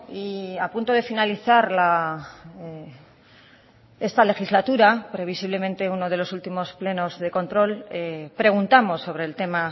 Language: Spanish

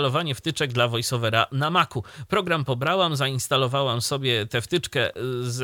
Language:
Polish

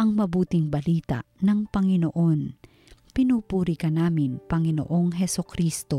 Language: Filipino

